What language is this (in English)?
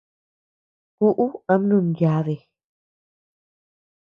Tepeuxila Cuicatec